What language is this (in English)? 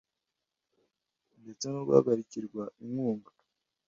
Kinyarwanda